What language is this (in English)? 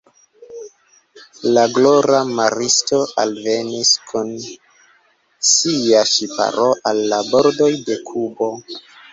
Esperanto